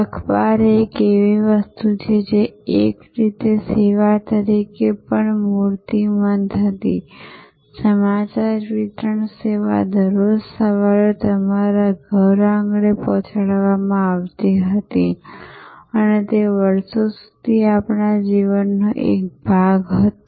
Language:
Gujarati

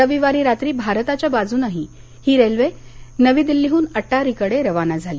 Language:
Marathi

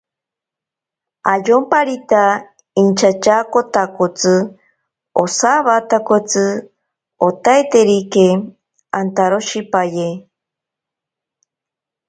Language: Ashéninka Perené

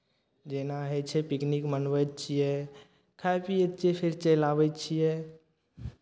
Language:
Maithili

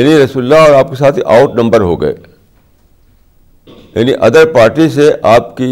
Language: Urdu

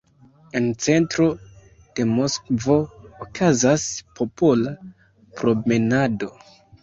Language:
Esperanto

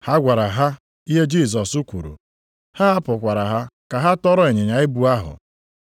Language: Igbo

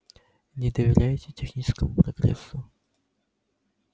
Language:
Russian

